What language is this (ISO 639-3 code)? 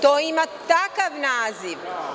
srp